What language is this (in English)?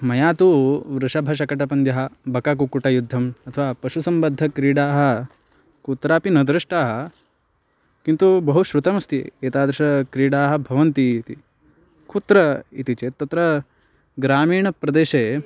Sanskrit